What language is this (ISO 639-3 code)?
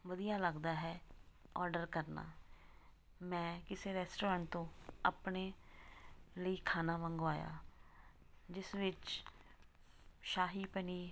pan